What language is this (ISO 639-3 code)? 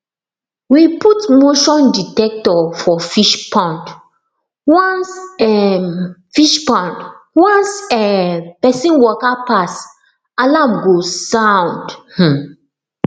pcm